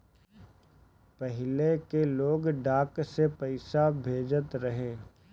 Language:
Bhojpuri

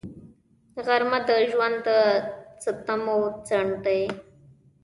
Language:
Pashto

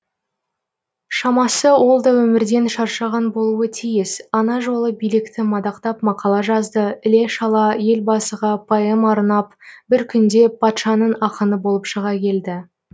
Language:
Kazakh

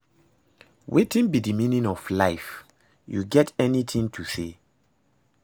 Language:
Nigerian Pidgin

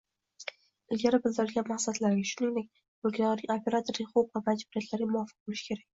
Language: Uzbek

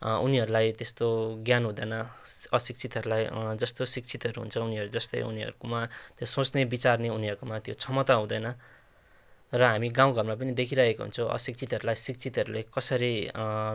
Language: Nepali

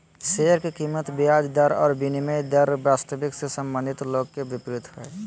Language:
Magahi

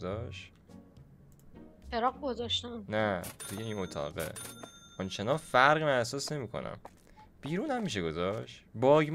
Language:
Persian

